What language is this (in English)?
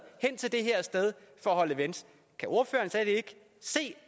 Danish